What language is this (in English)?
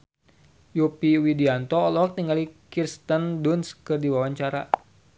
Sundanese